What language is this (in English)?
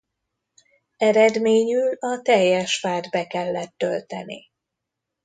Hungarian